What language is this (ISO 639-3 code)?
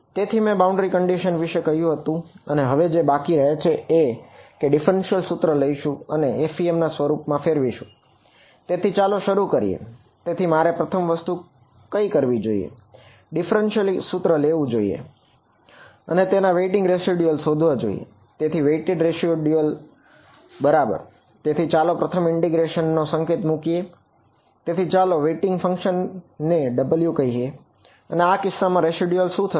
guj